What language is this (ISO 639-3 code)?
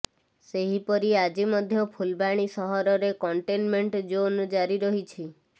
ori